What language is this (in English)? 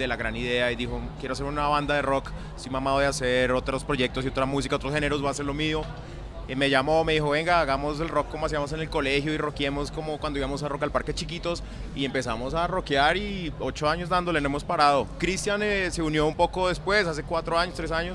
Spanish